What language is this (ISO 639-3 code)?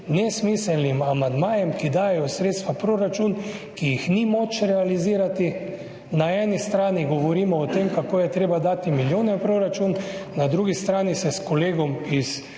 slv